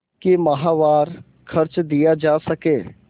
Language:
Hindi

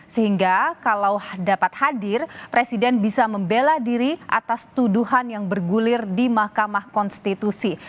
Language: Indonesian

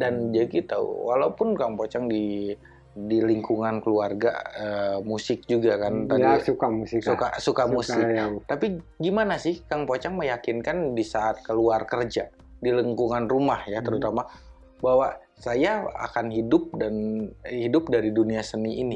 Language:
Indonesian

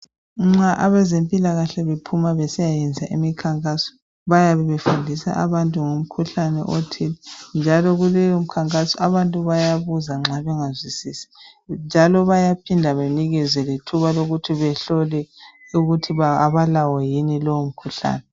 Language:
North Ndebele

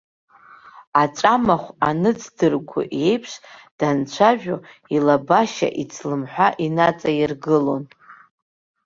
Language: Abkhazian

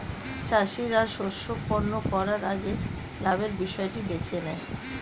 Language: Bangla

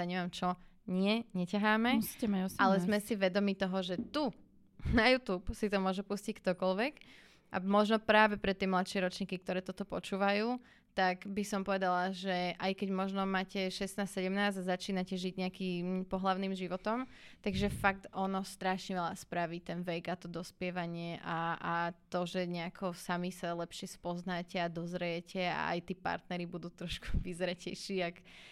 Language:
Slovak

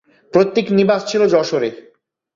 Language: Bangla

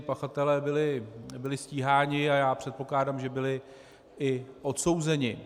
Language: Czech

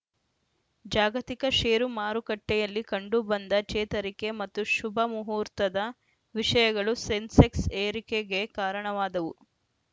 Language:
Kannada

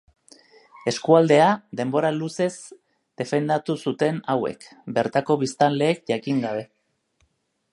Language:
Basque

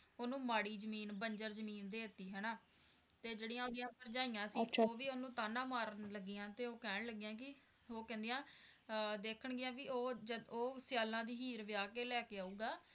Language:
Punjabi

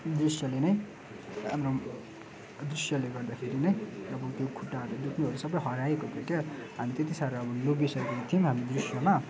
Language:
Nepali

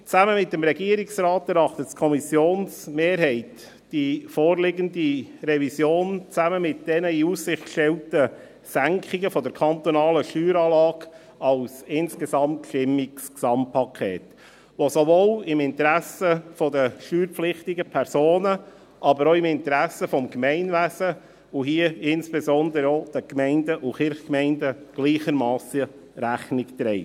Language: Swiss German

